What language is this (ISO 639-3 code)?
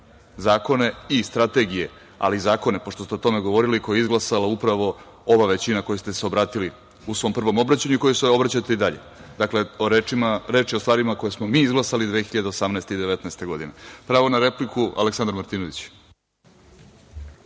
srp